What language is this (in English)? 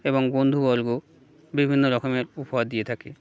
Bangla